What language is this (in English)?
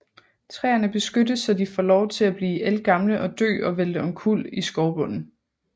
Danish